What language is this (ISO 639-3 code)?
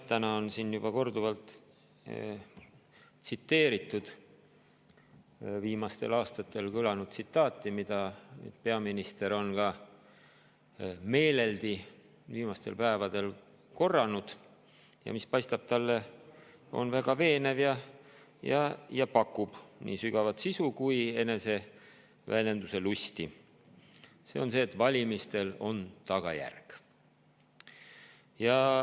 est